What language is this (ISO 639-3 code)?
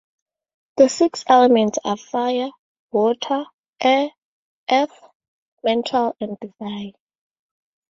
eng